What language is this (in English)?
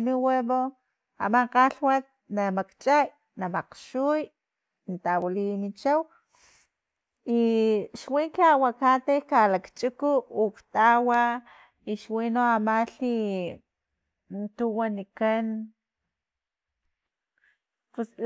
Filomena Mata-Coahuitlán Totonac